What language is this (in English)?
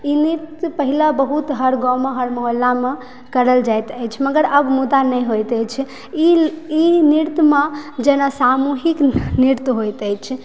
Maithili